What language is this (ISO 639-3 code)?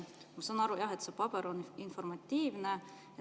est